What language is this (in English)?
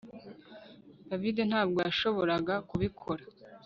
Kinyarwanda